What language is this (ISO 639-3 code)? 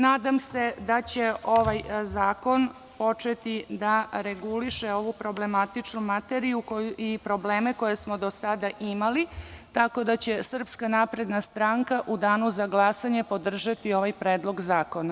srp